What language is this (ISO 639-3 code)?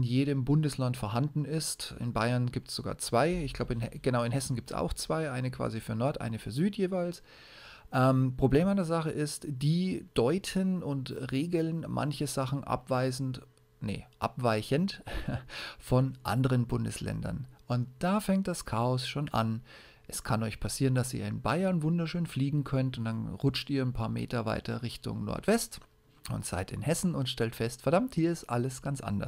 deu